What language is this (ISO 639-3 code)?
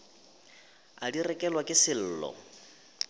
nso